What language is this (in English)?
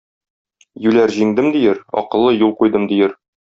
Tatar